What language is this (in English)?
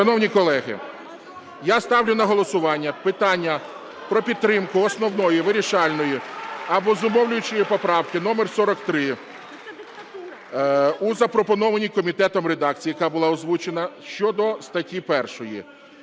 Ukrainian